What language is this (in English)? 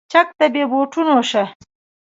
Pashto